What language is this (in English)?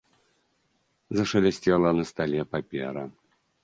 Belarusian